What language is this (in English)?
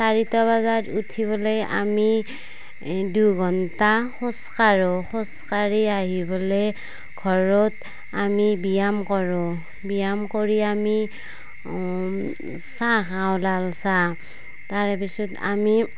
Assamese